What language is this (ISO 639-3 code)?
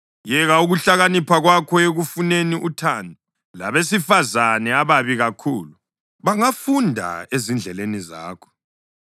nde